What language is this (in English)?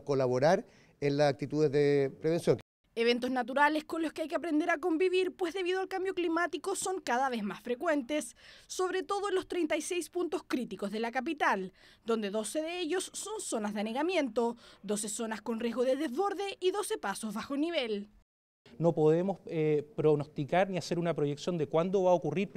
Spanish